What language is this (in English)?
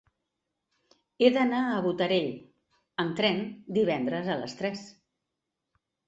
Catalan